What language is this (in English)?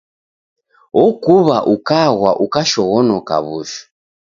Taita